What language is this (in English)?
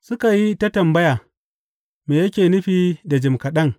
Hausa